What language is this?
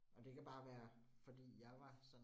Danish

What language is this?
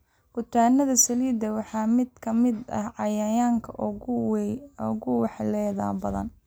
Somali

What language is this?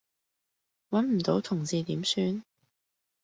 Cantonese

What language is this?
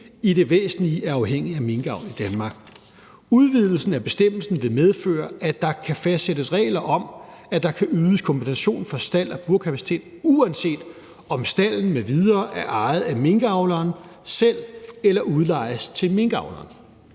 Danish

